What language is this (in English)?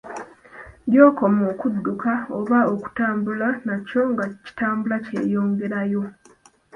Ganda